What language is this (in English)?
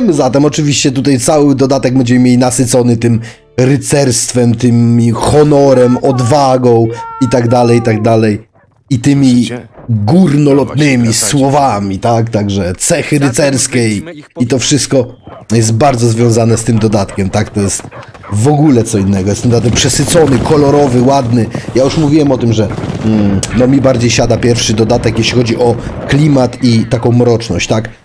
Polish